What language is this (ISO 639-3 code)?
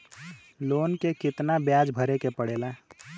bho